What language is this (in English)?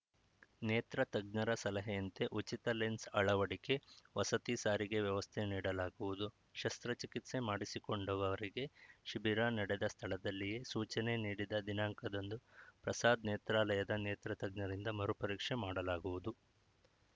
Kannada